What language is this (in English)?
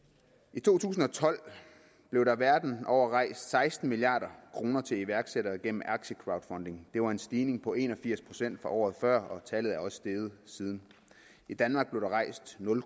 Danish